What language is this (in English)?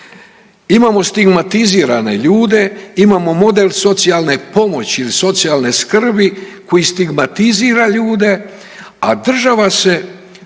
Croatian